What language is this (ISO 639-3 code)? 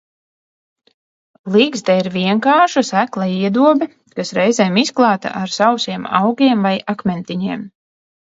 lav